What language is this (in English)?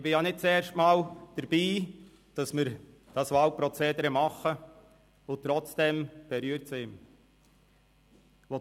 Swiss German